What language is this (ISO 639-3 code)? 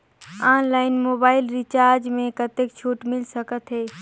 hne